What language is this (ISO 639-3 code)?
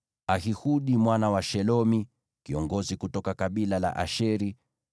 swa